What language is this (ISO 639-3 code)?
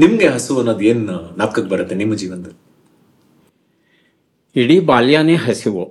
kan